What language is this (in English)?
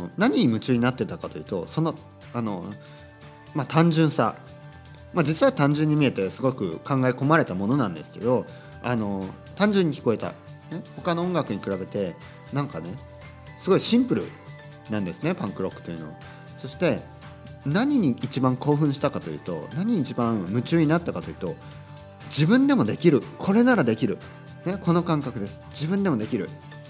Japanese